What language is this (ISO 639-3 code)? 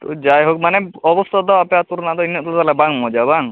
sat